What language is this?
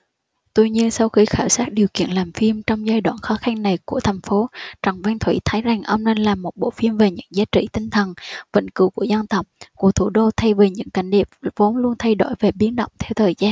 Vietnamese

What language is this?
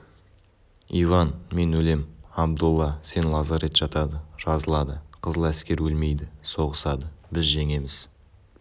Kazakh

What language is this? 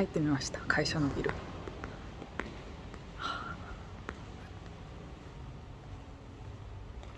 Japanese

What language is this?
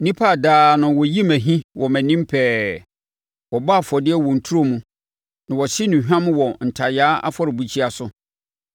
Akan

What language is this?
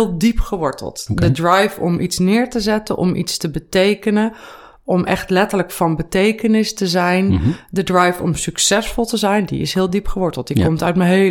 Dutch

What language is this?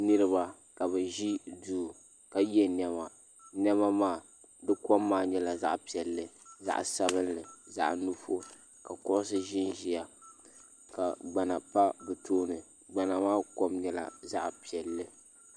Dagbani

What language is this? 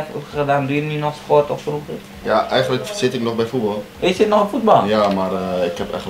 Dutch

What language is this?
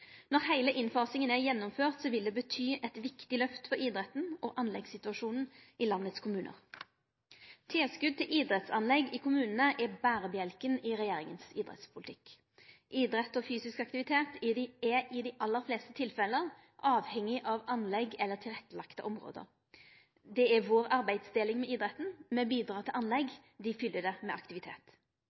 Norwegian Nynorsk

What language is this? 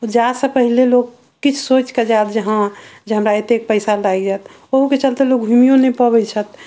Maithili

